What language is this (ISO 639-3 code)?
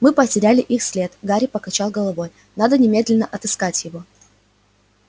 rus